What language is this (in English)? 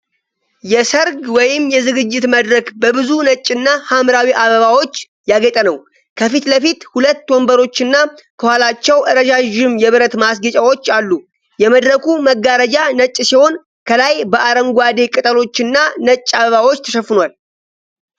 Amharic